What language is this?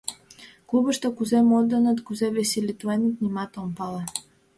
Mari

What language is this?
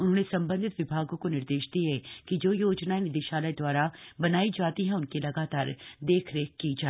Hindi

